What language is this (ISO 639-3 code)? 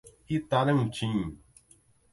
por